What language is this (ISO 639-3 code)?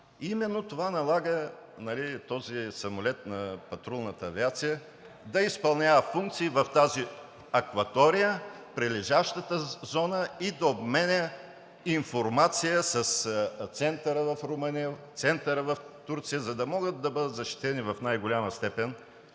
bul